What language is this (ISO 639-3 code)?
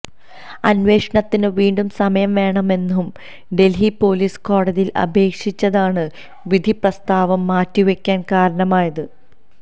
mal